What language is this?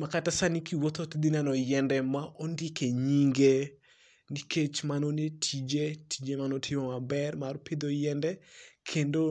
Luo (Kenya and Tanzania)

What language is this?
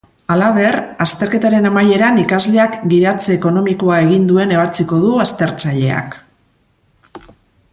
Basque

